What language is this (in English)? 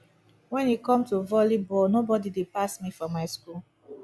Nigerian Pidgin